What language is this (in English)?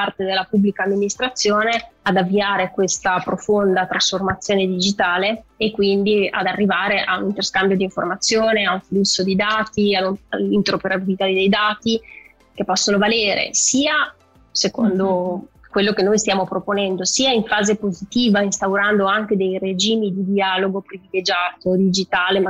Italian